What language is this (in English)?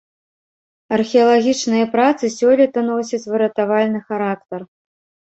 Belarusian